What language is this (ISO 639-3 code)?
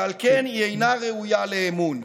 heb